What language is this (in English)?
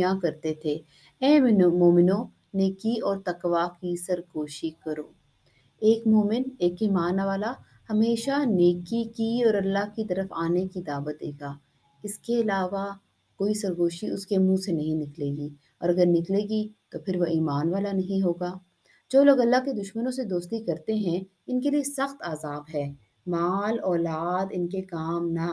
Hindi